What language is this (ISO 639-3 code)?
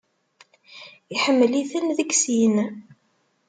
kab